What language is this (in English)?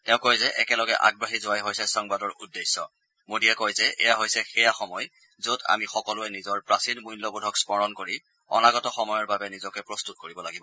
Assamese